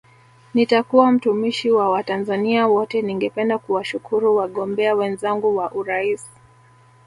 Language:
Swahili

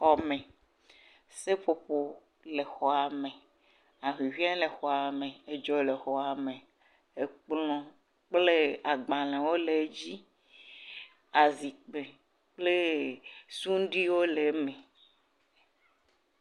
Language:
Ewe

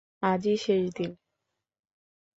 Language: Bangla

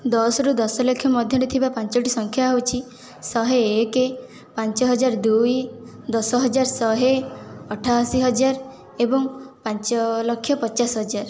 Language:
Odia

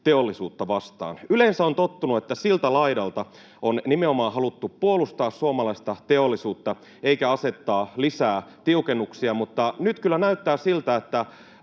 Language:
Finnish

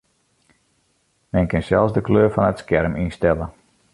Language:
Western Frisian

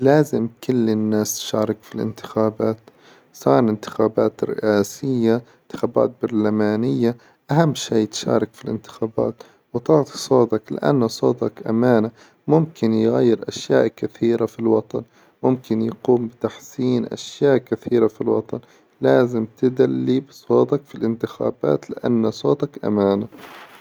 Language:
Hijazi Arabic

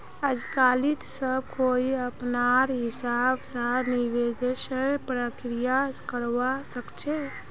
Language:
Magahi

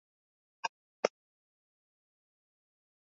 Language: Swahili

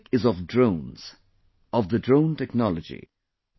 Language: English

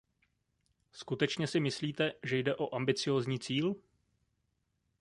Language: Czech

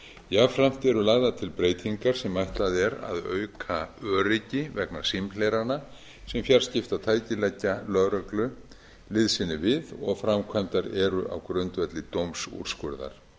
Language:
Icelandic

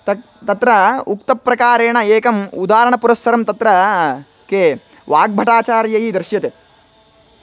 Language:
Sanskrit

